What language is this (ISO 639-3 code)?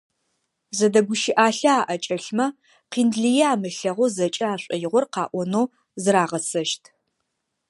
ady